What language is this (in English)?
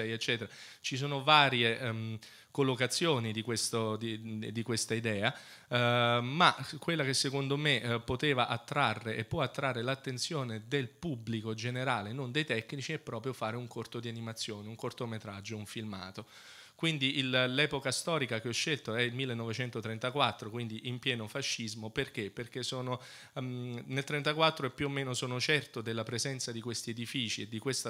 Italian